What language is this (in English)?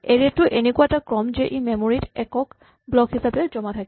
Assamese